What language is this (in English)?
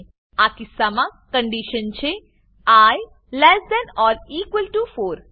Gujarati